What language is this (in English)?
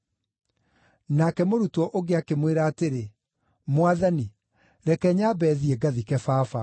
Kikuyu